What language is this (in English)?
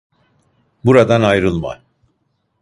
Turkish